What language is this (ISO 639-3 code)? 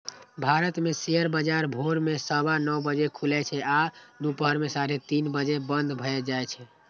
mai